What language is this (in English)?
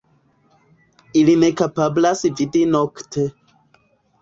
Esperanto